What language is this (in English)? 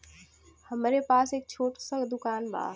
Bhojpuri